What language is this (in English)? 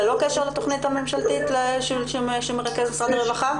Hebrew